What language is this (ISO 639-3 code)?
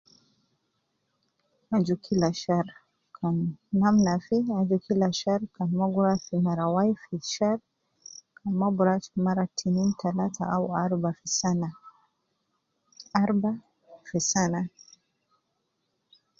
kcn